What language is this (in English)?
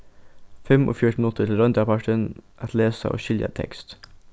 Faroese